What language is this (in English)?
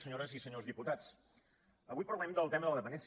Catalan